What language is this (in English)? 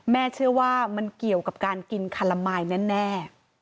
Thai